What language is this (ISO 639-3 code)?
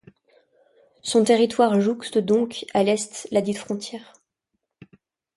fra